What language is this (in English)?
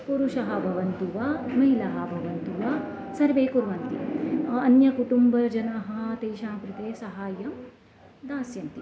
Sanskrit